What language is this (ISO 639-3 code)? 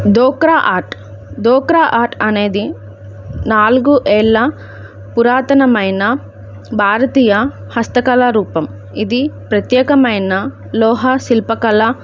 tel